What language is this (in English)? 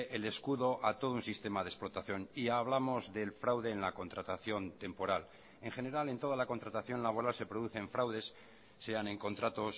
Spanish